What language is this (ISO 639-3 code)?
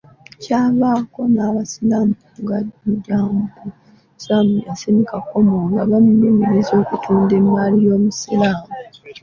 lug